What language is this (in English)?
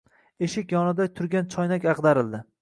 Uzbek